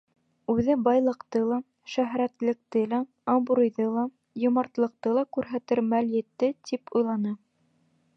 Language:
Bashkir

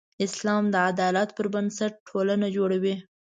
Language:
Pashto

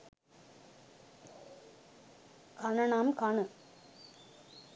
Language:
Sinhala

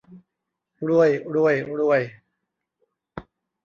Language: Thai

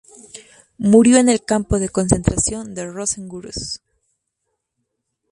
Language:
Spanish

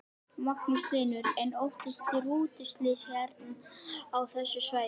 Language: Icelandic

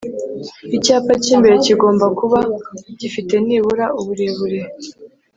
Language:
Kinyarwanda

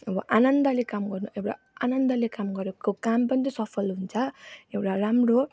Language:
Nepali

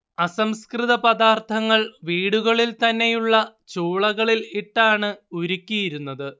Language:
Malayalam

